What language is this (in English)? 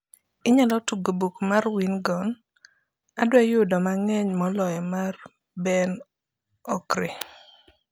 Luo (Kenya and Tanzania)